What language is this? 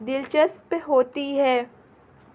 Urdu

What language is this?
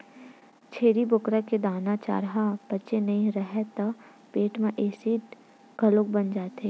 Chhattisgarhi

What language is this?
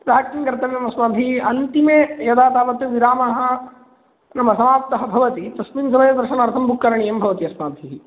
Sanskrit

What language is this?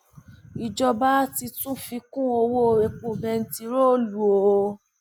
Yoruba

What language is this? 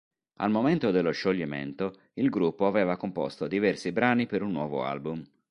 Italian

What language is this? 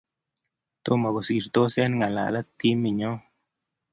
Kalenjin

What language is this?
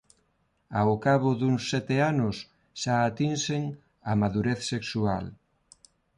Galician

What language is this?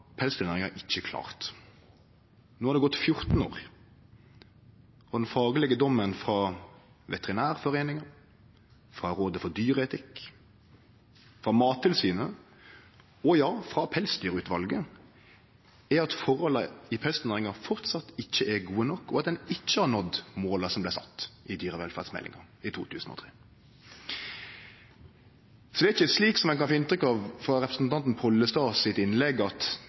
Norwegian Nynorsk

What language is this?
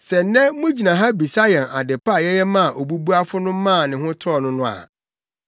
Akan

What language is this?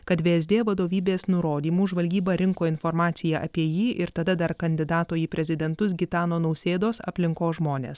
Lithuanian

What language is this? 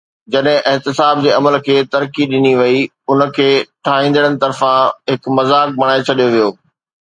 Sindhi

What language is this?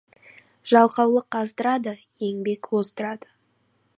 Kazakh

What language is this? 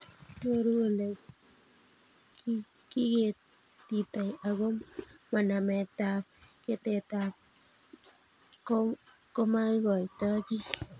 Kalenjin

